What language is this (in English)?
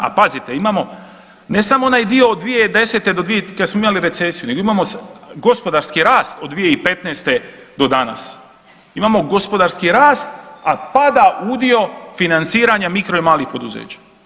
Croatian